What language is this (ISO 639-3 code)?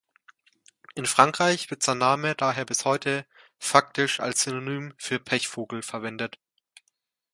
deu